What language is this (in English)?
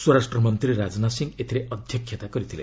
Odia